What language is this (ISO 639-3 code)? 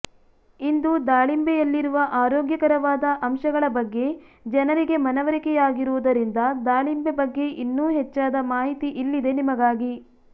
kan